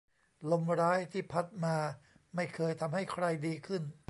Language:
Thai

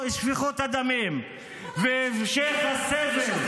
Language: Hebrew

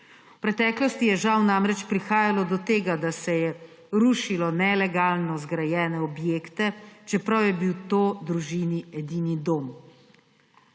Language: Slovenian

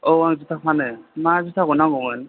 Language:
Bodo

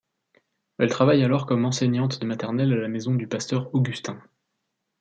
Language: French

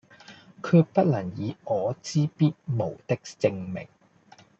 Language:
Cantonese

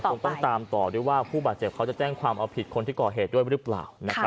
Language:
Thai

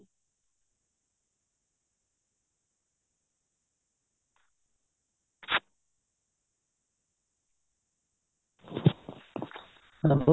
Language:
Punjabi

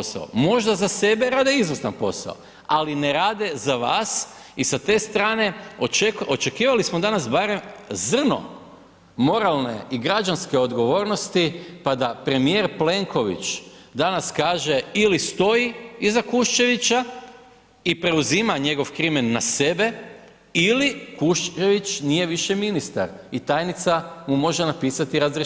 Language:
Croatian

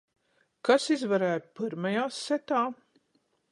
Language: Latgalian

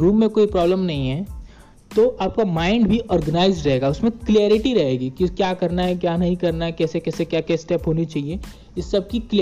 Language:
Hindi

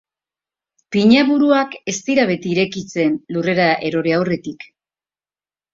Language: Basque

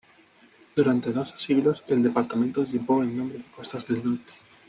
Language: Spanish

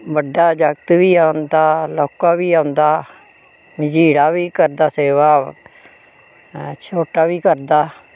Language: Dogri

